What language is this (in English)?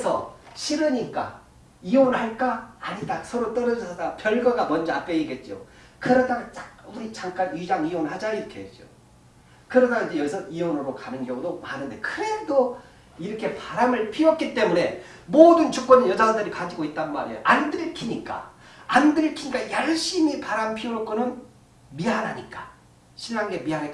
Korean